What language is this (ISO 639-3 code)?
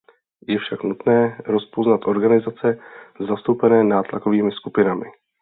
ces